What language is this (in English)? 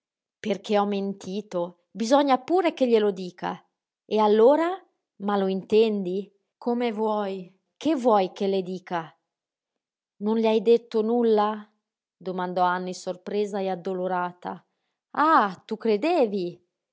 Italian